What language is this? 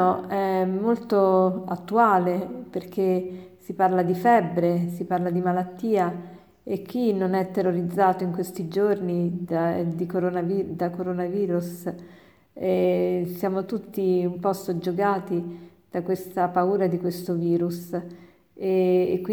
Italian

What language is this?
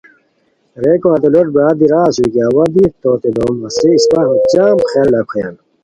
Khowar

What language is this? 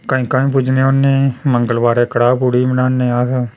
Dogri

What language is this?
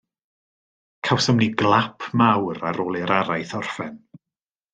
Welsh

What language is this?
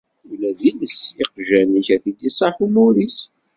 Kabyle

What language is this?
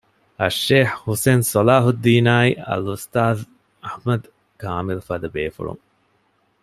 Divehi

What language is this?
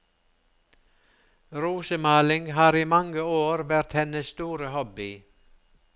Norwegian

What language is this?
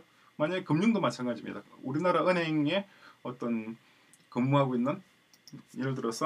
Korean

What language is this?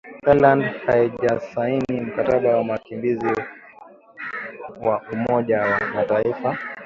Swahili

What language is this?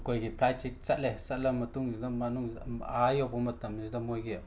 Manipuri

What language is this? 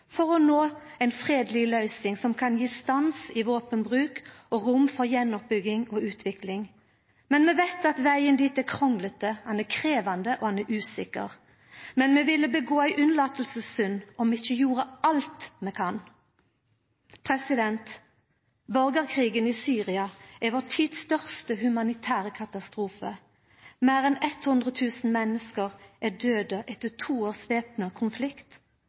Norwegian Nynorsk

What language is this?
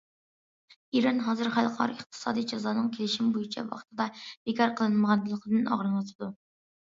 Uyghur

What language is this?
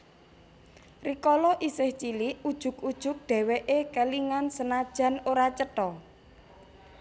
Javanese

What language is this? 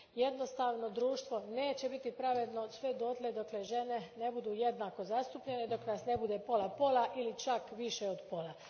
Croatian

